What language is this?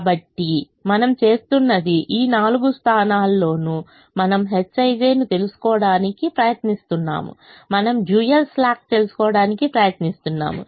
Telugu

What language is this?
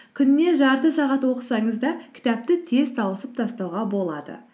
Kazakh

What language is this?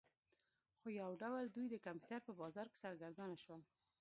Pashto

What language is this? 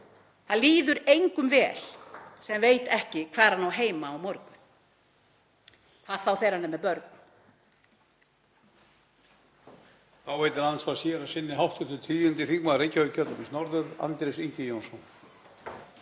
Icelandic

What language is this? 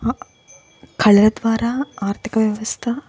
Telugu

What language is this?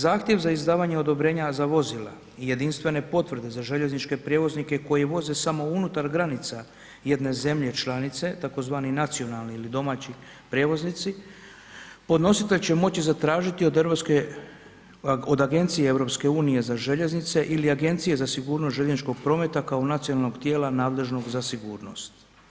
Croatian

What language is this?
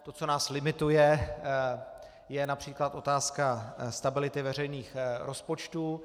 Czech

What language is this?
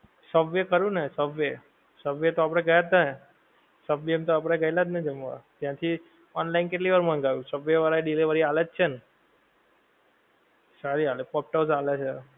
Gujarati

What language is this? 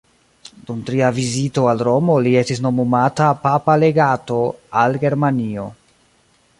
Esperanto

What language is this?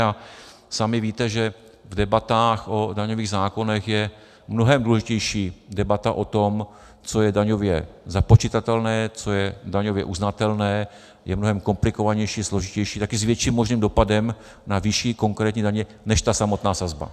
Czech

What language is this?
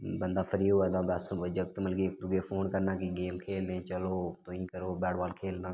Dogri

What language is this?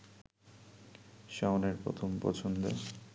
Bangla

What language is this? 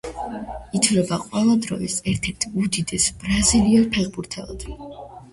Georgian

